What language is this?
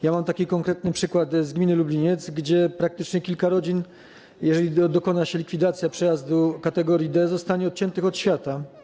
Polish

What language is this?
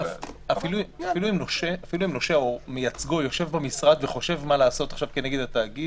Hebrew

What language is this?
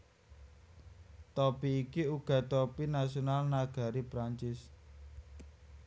Javanese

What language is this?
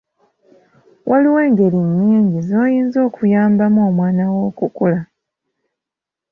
Ganda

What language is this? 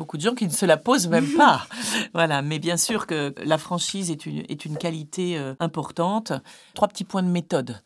French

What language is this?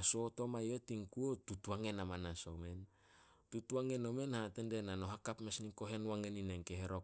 Solos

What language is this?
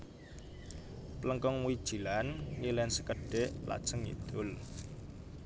Javanese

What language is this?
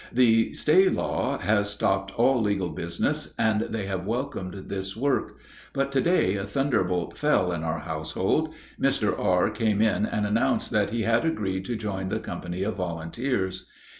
English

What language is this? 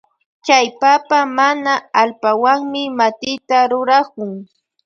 Loja Highland Quichua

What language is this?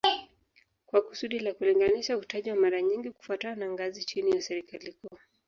Swahili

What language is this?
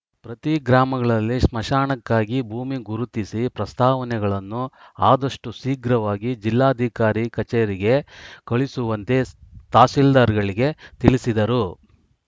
Kannada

